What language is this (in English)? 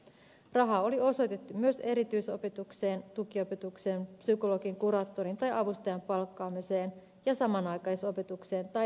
Finnish